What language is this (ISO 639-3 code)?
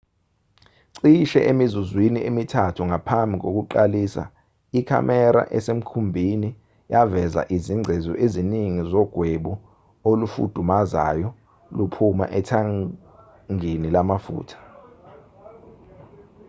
zul